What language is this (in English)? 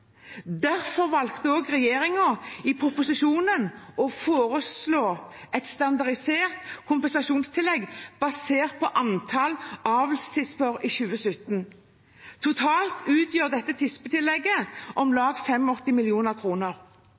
Norwegian Bokmål